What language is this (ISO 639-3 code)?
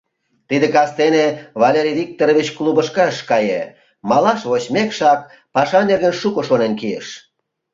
chm